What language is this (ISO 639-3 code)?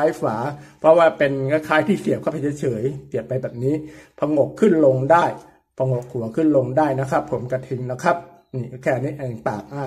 tha